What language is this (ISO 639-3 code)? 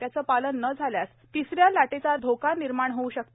mar